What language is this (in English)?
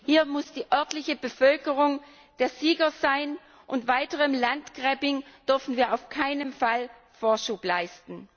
German